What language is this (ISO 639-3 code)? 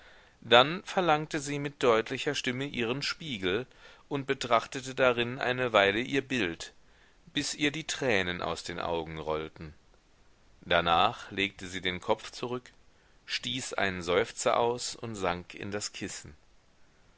deu